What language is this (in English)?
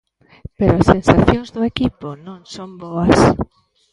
Galician